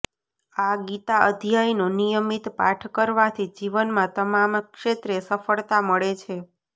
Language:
Gujarati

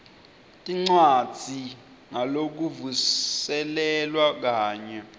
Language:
Swati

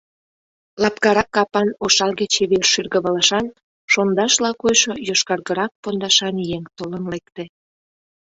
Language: Mari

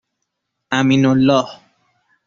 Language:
Persian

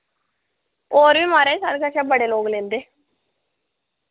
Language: Dogri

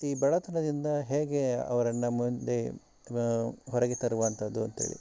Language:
Kannada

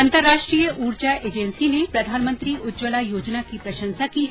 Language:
Hindi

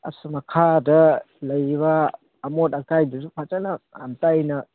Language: Manipuri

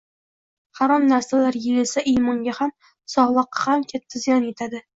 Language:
Uzbek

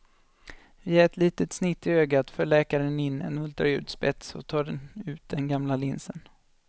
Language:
Swedish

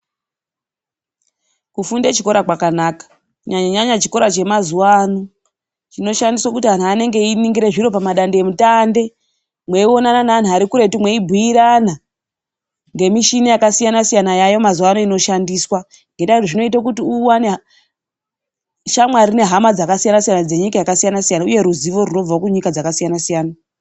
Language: Ndau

